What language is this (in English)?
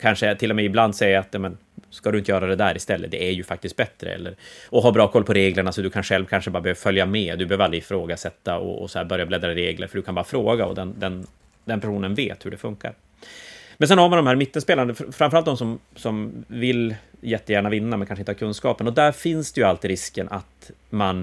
Swedish